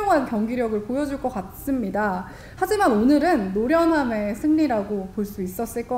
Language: Korean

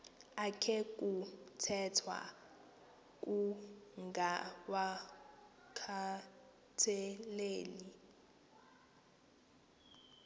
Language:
Xhosa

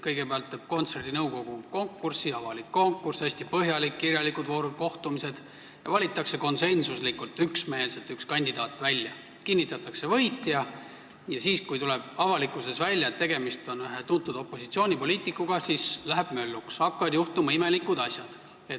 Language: Estonian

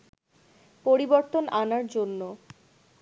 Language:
Bangla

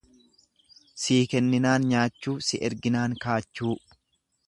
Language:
Oromo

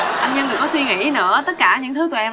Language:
Vietnamese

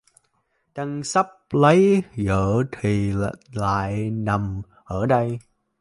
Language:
Vietnamese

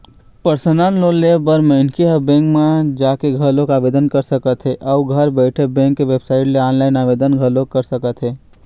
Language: Chhattisgarhi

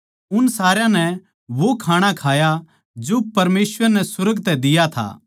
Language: Haryanvi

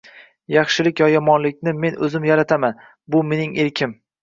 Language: Uzbek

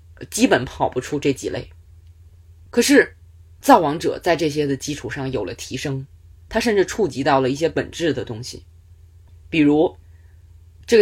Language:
Chinese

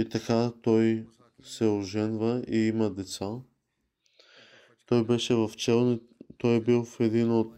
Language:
Bulgarian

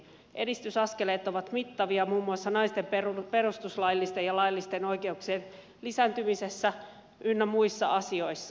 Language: Finnish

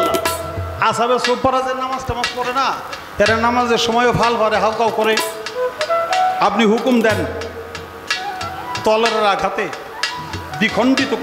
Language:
Bangla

